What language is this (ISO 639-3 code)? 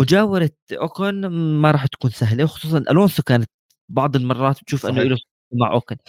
ara